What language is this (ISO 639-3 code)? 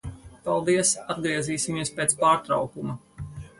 lav